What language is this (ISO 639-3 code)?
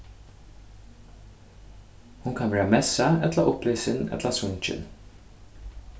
fao